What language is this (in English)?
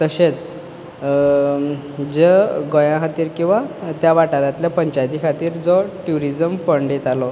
Konkani